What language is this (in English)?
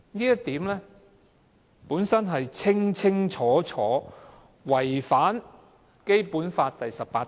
Cantonese